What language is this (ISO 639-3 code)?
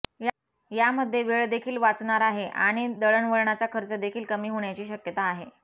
mar